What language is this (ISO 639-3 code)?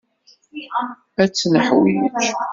kab